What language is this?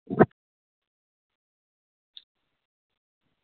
Dogri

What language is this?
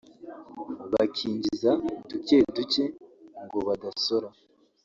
Kinyarwanda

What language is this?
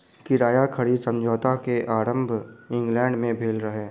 Maithili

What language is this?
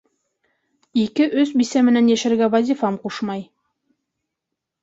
Bashkir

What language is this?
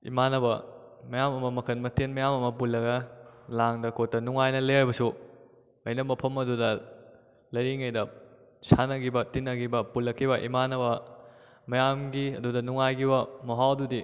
Manipuri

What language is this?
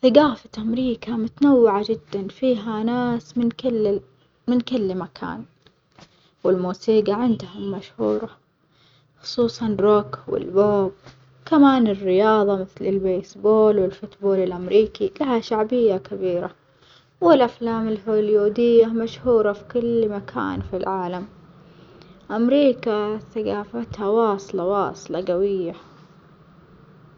Omani Arabic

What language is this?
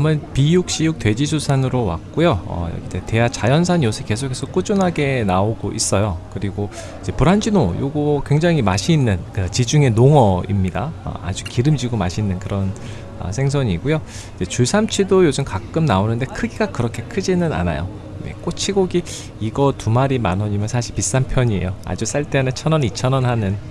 Korean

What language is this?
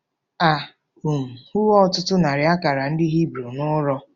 Igbo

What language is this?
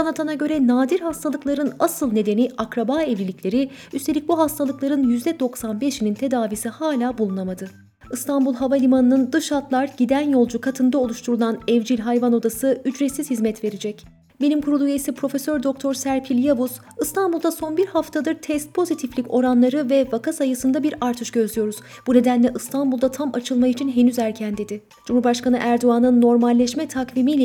Turkish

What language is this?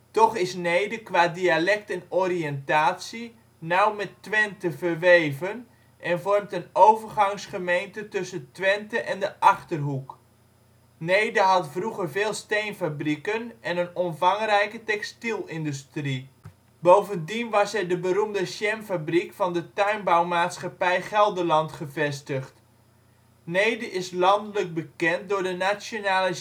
Dutch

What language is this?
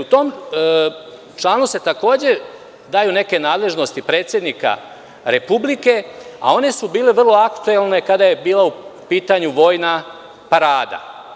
Serbian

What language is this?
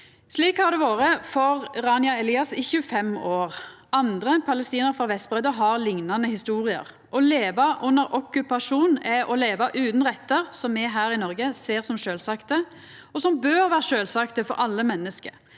Norwegian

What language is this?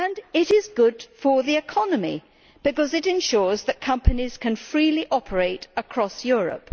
English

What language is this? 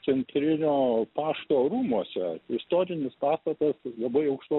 Lithuanian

